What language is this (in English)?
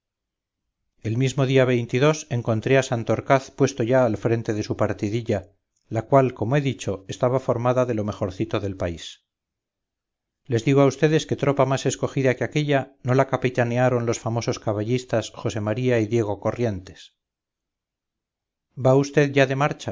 Spanish